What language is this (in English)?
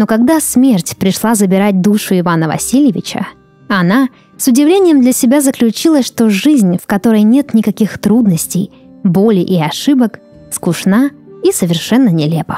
Russian